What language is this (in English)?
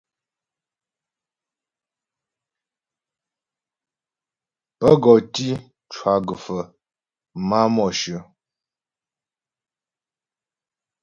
Ghomala